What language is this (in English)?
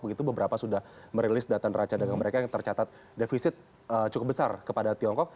Indonesian